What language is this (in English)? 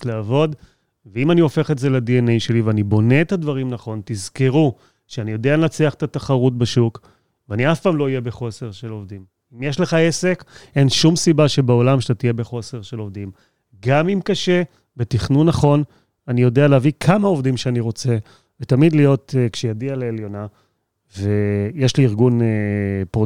Hebrew